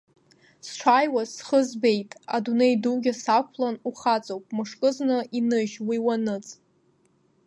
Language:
Abkhazian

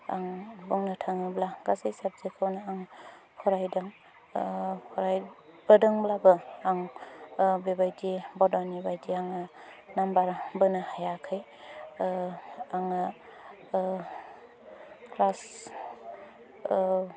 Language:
Bodo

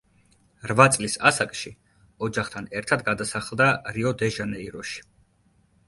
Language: Georgian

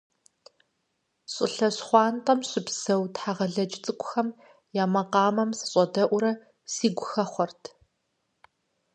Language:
Kabardian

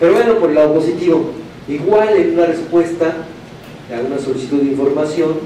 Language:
Spanish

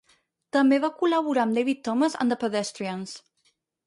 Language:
Catalan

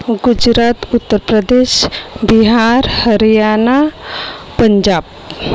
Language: Marathi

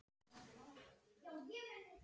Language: Icelandic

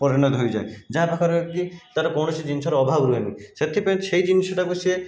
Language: Odia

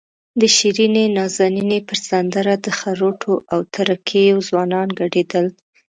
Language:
Pashto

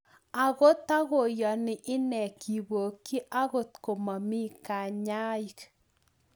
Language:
Kalenjin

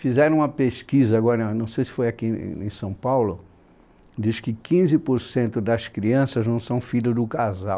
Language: Portuguese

